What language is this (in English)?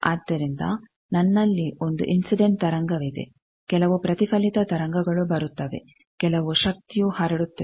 Kannada